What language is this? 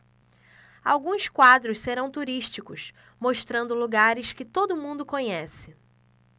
Portuguese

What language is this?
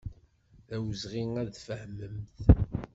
Kabyle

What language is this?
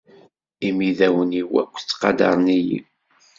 Kabyle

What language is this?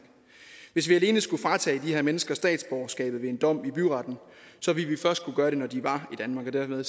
Danish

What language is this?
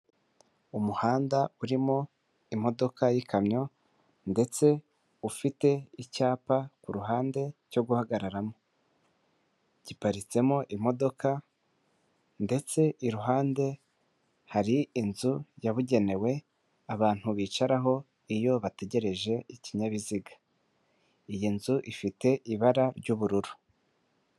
Kinyarwanda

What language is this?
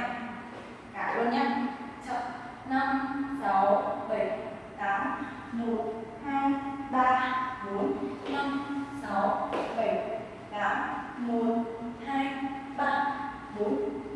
Vietnamese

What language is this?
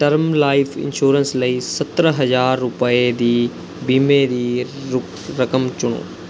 Punjabi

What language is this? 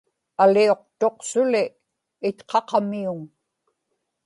Inupiaq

